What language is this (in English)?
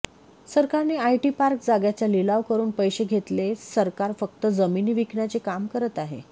Marathi